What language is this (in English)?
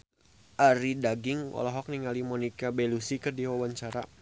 Sundanese